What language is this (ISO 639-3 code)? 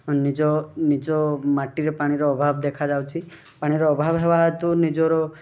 ori